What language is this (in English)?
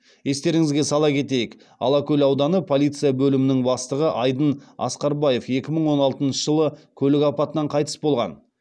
Kazakh